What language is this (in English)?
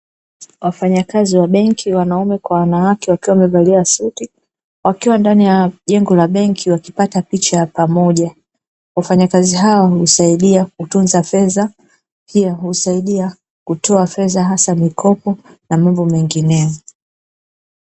Swahili